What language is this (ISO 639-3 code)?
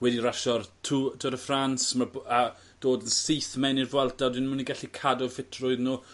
cym